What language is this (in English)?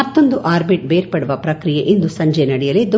Kannada